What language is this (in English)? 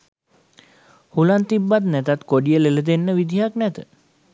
Sinhala